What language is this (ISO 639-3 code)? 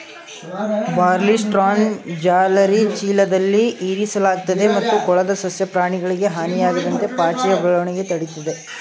kan